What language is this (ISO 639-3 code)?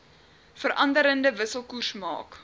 afr